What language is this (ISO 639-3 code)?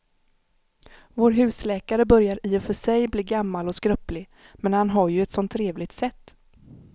swe